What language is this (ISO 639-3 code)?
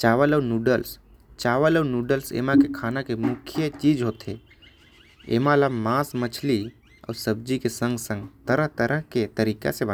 kfp